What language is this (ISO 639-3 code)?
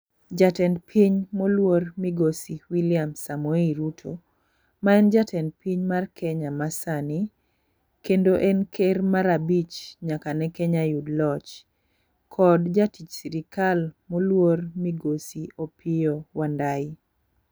luo